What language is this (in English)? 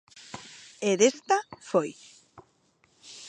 Galician